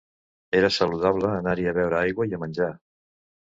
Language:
Catalan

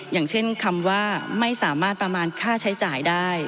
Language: Thai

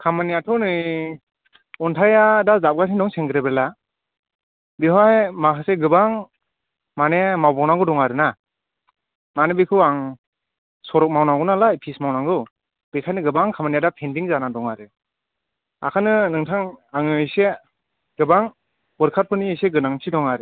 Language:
Bodo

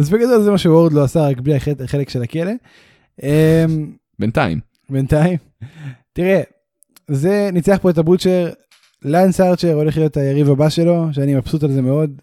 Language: Hebrew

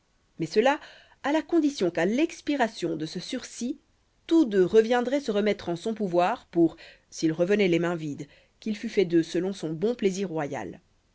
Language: French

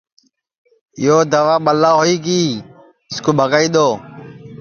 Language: Sansi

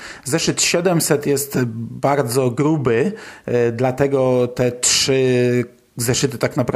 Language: Polish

